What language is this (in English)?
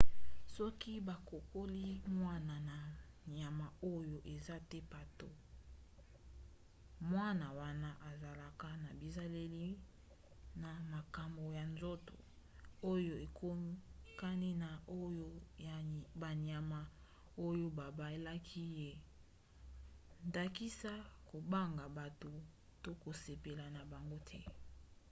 Lingala